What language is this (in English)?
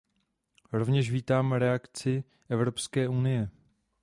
Czech